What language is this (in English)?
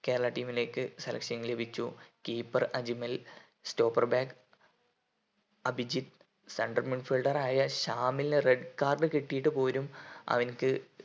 Malayalam